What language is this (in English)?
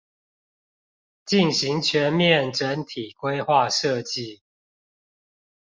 Chinese